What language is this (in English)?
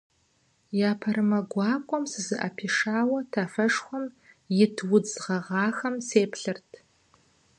Kabardian